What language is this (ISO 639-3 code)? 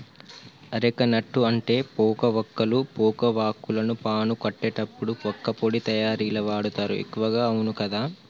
tel